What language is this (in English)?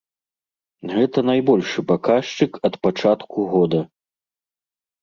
Belarusian